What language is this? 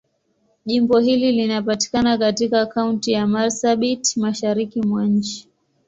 Swahili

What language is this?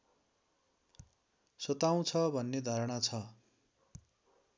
Nepali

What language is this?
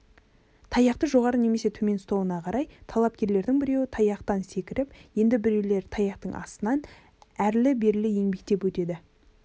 Kazakh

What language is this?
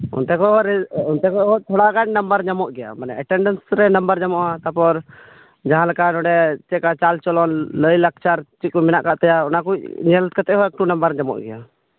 Santali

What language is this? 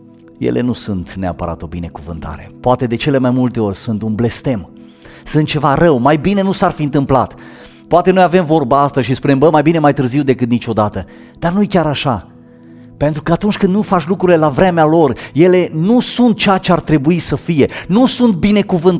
Romanian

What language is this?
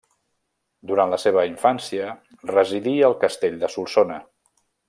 Catalan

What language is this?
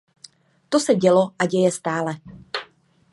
Czech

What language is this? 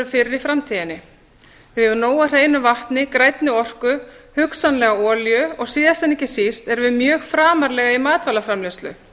Icelandic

